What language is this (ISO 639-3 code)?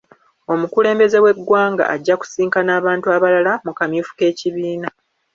lug